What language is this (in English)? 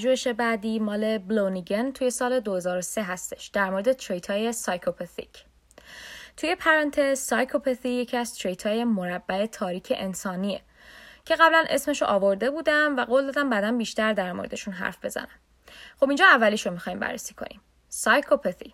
Persian